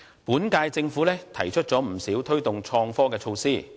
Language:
Cantonese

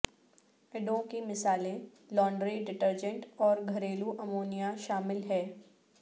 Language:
Urdu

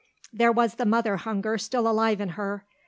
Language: English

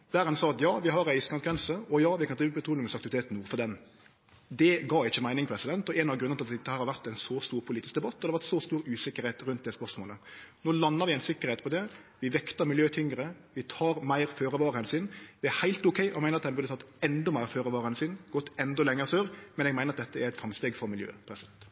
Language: Norwegian Nynorsk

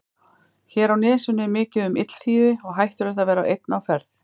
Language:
Icelandic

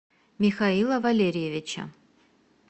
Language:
Russian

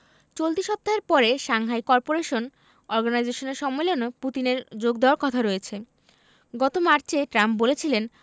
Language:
Bangla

